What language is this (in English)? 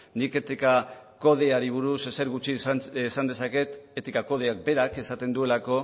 Basque